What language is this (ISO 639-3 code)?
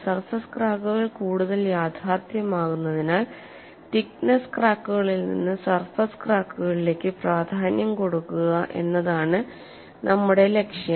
mal